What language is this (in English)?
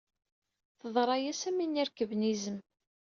Kabyle